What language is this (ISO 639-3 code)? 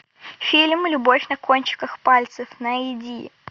rus